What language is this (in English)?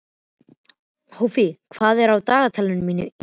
Icelandic